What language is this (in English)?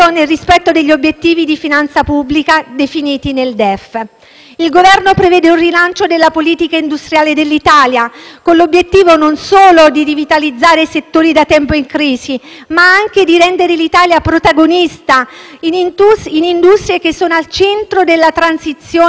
Italian